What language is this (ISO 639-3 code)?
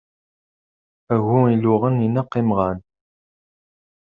kab